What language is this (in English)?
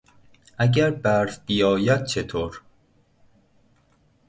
Persian